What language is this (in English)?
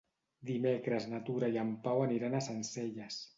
Catalan